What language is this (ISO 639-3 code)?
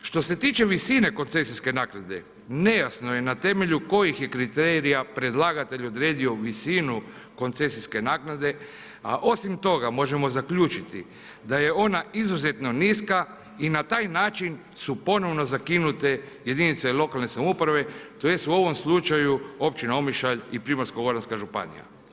hrv